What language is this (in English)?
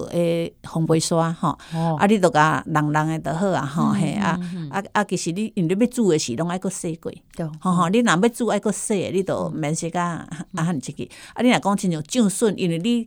Chinese